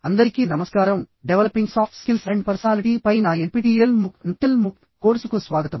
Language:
Telugu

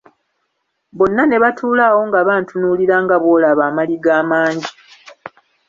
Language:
Ganda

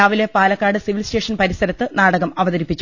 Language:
Malayalam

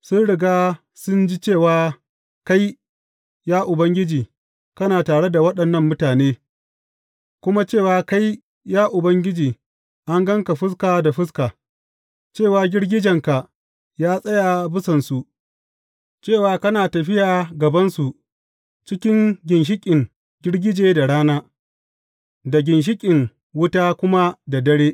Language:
Hausa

